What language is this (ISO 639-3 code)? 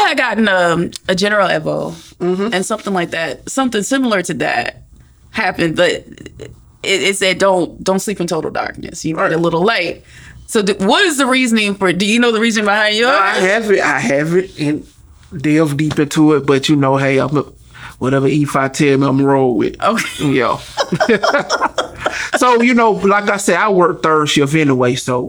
eng